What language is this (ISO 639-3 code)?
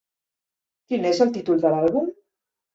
cat